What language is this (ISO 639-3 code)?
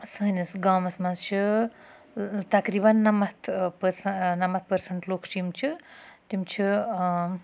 kas